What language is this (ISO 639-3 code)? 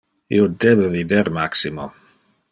ina